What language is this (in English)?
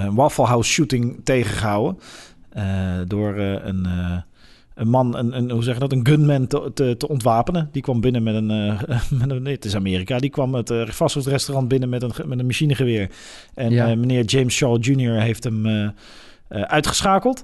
Dutch